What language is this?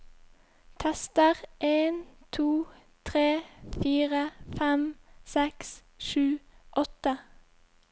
Norwegian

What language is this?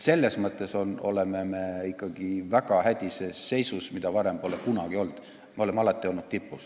Estonian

